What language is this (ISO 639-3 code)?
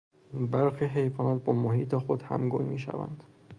fas